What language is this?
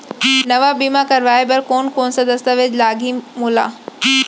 Chhattisgarhi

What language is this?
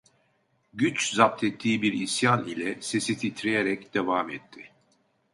Turkish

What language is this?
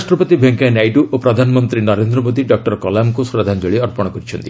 Odia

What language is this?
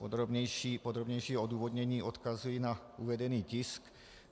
Czech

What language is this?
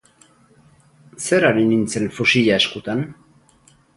Basque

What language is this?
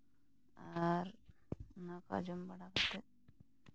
Santali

